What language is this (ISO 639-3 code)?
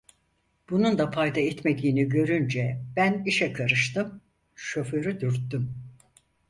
tur